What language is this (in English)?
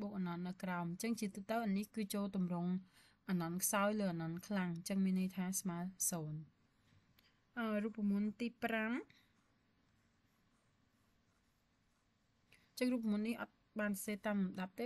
Vietnamese